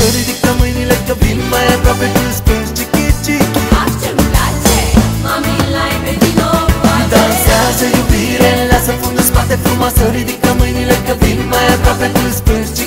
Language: Romanian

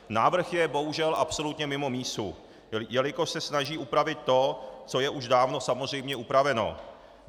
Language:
Czech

